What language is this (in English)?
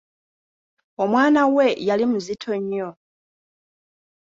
Ganda